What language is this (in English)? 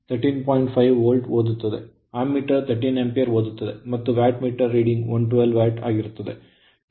Kannada